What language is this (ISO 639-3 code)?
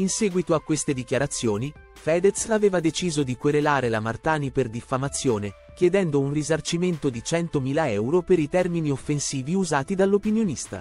ita